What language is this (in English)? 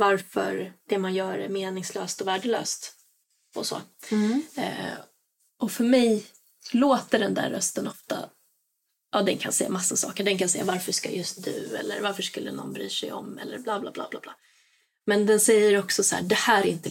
Swedish